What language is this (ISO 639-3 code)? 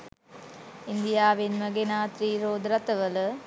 sin